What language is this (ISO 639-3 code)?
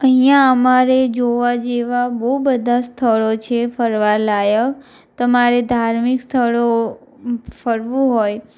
guj